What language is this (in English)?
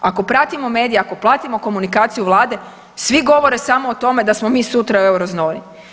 Croatian